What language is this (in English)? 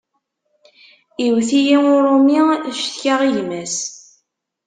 Kabyle